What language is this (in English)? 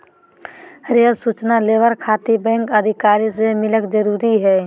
Magahi